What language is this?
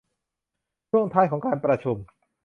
Thai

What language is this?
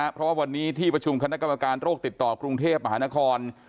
Thai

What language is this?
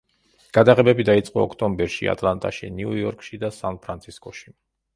Georgian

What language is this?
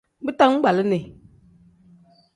Tem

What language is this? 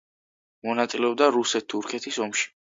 Georgian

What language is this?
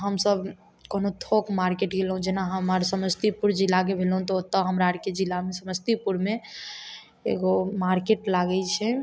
Maithili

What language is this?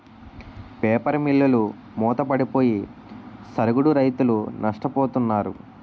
Telugu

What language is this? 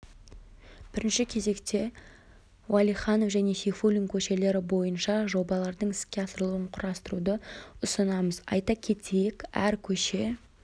Kazakh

